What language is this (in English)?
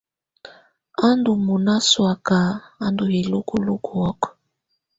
Tunen